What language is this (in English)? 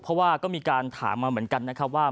Thai